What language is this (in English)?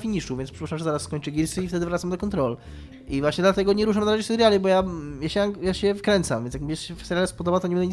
Polish